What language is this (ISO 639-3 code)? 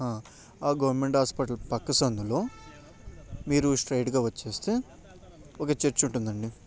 tel